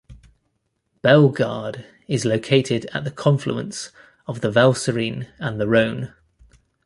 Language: English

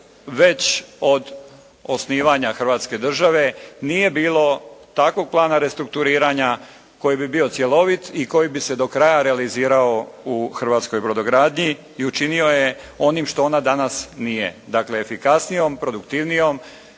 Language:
Croatian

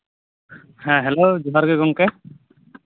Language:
Santali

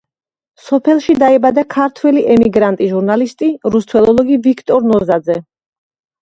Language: Georgian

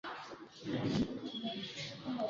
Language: Swahili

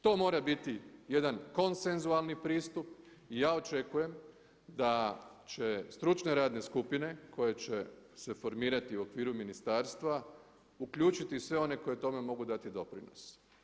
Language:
Croatian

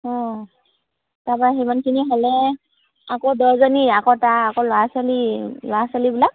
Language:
Assamese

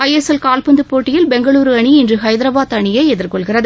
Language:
Tamil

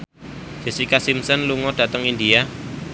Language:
Javanese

